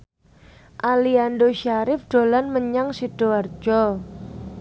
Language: Javanese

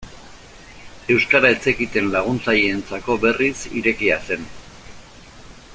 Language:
Basque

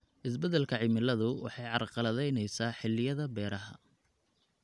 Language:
Somali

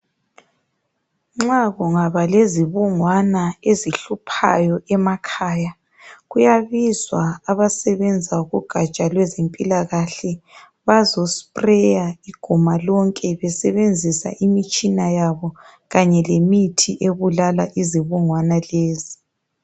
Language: North Ndebele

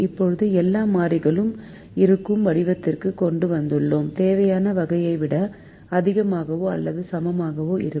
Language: Tamil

